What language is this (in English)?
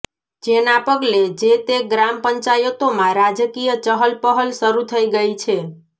Gujarati